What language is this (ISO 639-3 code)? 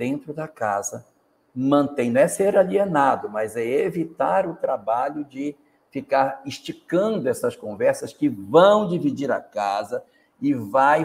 por